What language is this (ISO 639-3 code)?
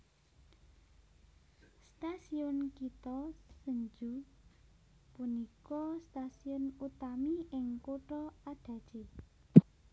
jav